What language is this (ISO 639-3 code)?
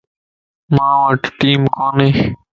lss